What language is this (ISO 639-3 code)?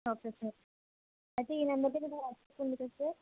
tel